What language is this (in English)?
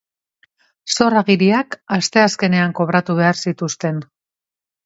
Basque